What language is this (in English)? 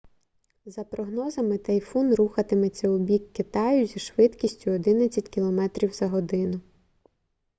Ukrainian